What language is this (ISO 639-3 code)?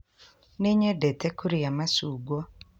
kik